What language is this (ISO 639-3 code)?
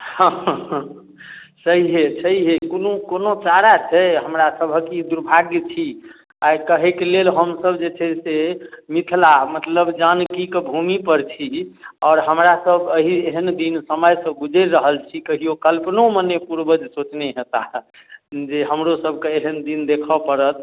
mai